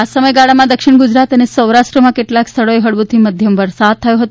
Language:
Gujarati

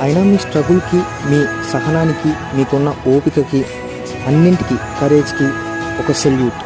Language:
Telugu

